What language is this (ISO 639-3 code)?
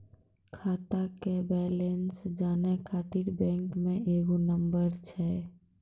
mai